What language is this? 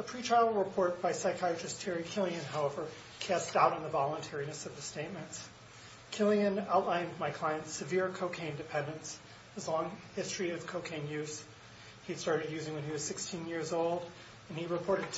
English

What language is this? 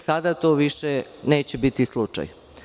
Serbian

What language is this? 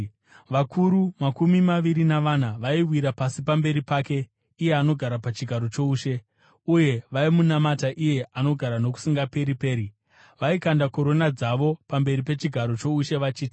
Shona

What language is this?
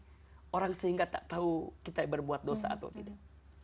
Indonesian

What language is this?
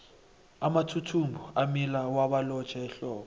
South Ndebele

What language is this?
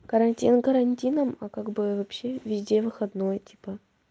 Russian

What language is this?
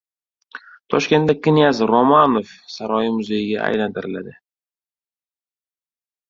Uzbek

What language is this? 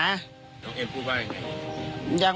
Thai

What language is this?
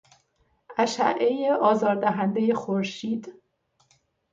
Persian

